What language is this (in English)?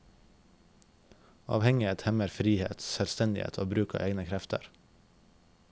Norwegian